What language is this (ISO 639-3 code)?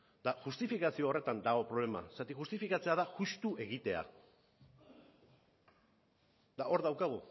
eus